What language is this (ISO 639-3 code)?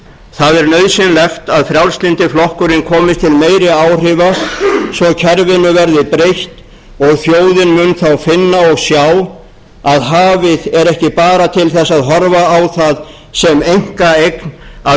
isl